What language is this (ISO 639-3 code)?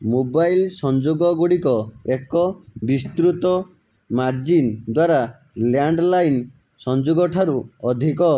ori